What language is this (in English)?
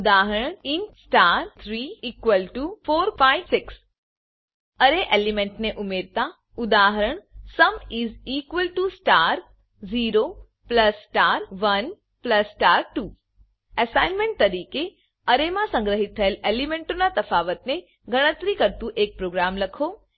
Gujarati